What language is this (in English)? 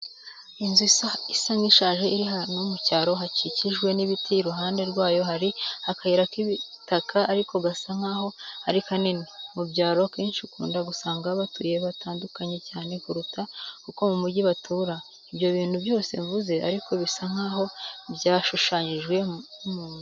Kinyarwanda